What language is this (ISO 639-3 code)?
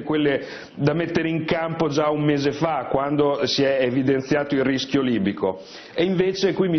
ita